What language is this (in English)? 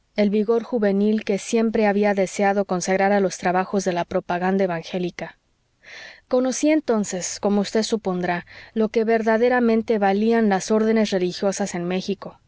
Spanish